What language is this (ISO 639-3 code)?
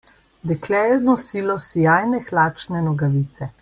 slv